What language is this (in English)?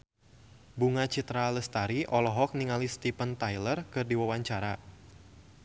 Sundanese